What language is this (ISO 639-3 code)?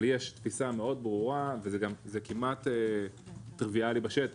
heb